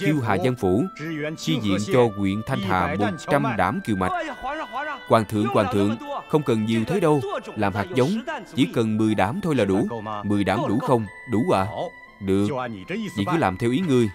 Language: Vietnamese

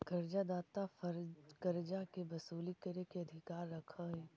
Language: Magahi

